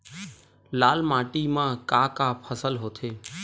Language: Chhattisgarhi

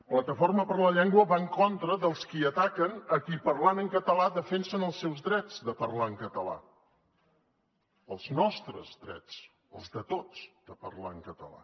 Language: Catalan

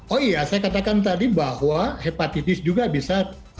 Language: Indonesian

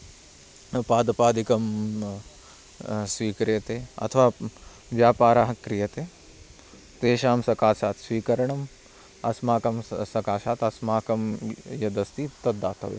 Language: Sanskrit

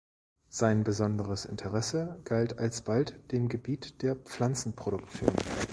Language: German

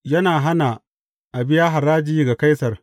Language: Hausa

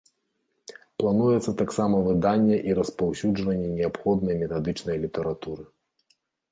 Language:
Belarusian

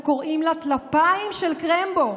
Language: Hebrew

